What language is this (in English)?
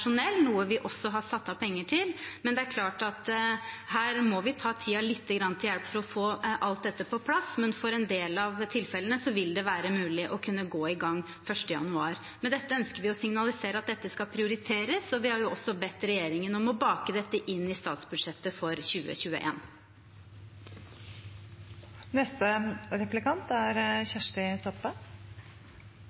Norwegian